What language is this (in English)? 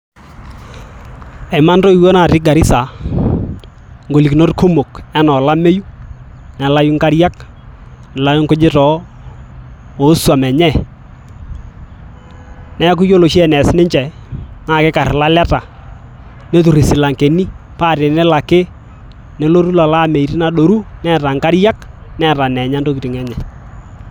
Masai